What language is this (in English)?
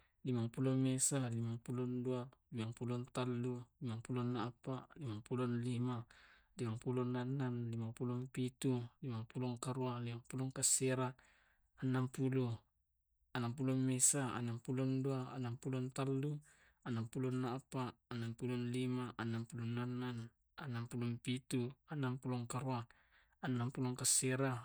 Tae'